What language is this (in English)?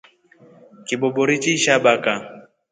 Rombo